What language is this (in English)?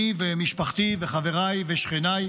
Hebrew